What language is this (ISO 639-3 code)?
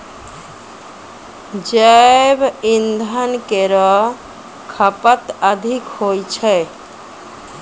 mai